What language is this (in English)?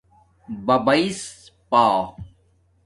Domaaki